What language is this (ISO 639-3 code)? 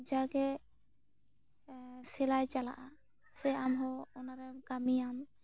sat